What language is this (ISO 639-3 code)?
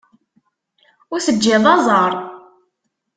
kab